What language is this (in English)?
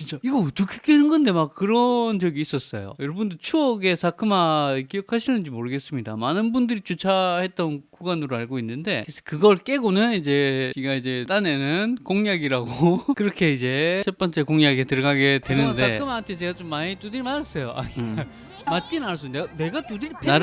Korean